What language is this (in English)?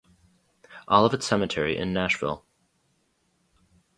English